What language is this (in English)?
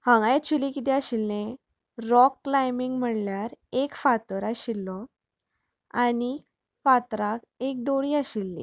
Konkani